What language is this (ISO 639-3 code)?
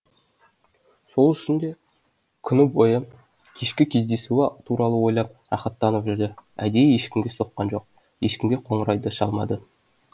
kaz